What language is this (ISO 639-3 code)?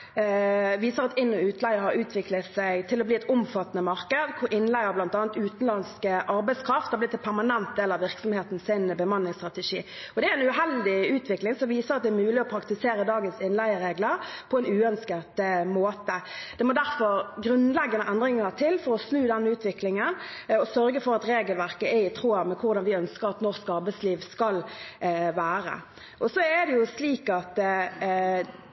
nob